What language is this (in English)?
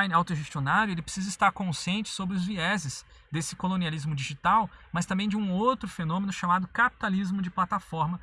Portuguese